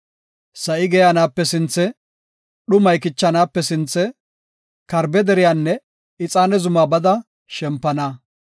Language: Gofa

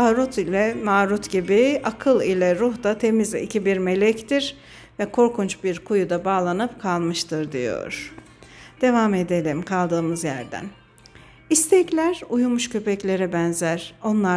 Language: Turkish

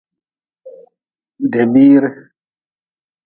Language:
Nawdm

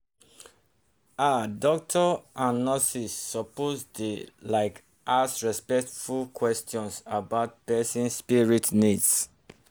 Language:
Nigerian Pidgin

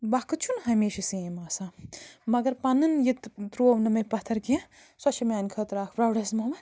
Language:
Kashmiri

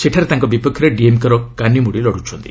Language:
Odia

